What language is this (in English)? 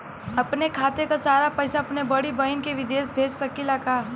Bhojpuri